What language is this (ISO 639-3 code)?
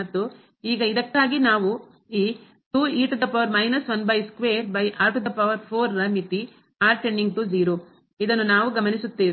kan